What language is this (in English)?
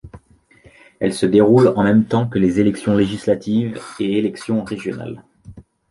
French